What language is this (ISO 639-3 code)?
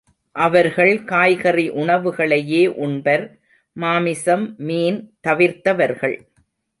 tam